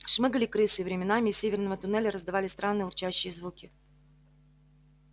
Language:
Russian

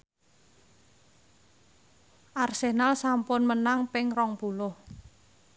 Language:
Javanese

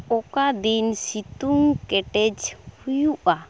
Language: Santali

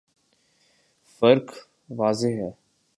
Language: Urdu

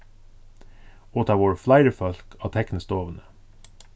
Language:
Faroese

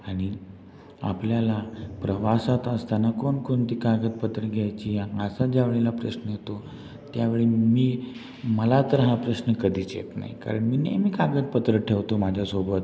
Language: Marathi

